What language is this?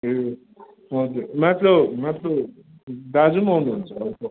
Nepali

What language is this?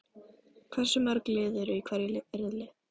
Icelandic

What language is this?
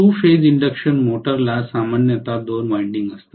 Marathi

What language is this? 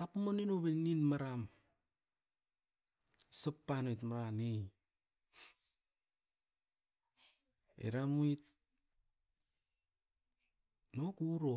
Askopan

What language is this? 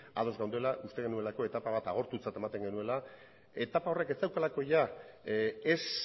Basque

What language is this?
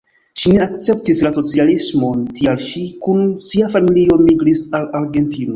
Esperanto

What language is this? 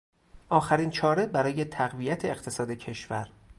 Persian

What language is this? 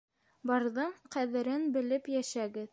Bashkir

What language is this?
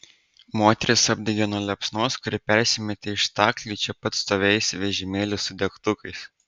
Lithuanian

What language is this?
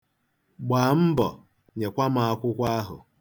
Igbo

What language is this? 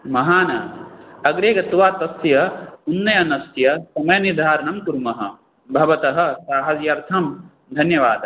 Sanskrit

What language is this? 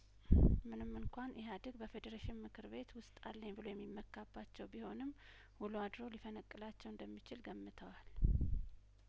Amharic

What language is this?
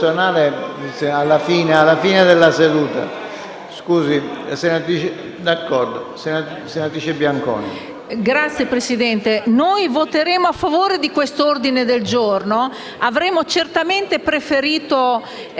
Italian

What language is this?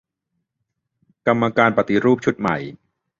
Thai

